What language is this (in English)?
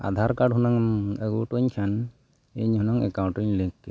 Santali